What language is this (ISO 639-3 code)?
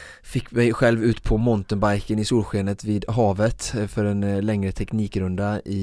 swe